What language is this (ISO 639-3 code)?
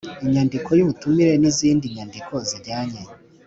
kin